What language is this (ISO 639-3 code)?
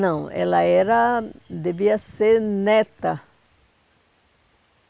por